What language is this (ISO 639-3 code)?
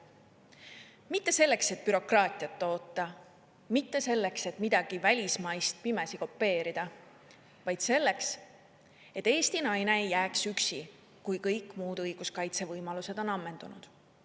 est